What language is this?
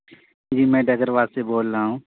Urdu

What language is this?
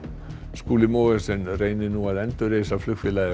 Icelandic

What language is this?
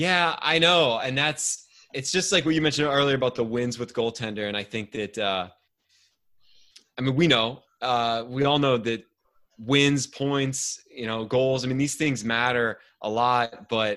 English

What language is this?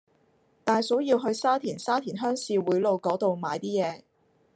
Cantonese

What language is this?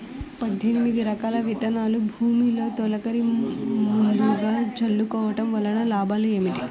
Telugu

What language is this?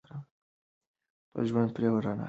Pashto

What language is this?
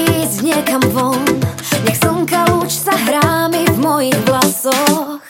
Slovak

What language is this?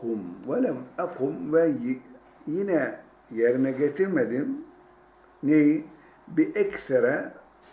Turkish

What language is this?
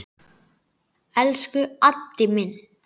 Icelandic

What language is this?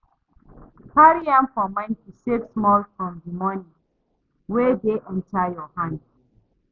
Nigerian Pidgin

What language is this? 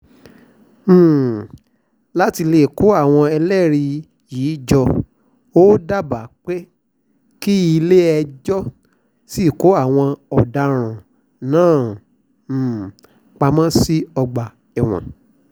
Yoruba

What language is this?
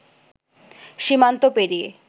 Bangla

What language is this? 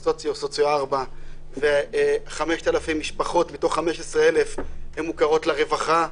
Hebrew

